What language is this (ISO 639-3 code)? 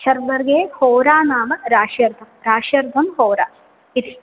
san